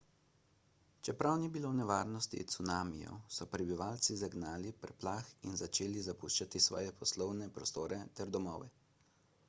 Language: Slovenian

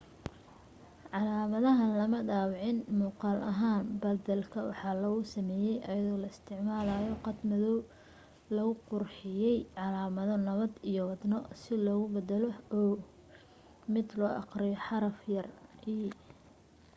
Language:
Somali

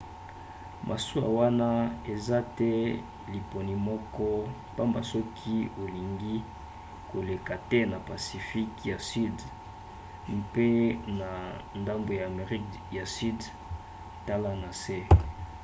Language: Lingala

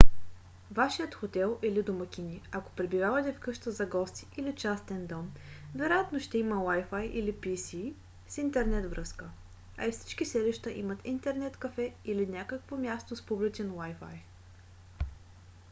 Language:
Bulgarian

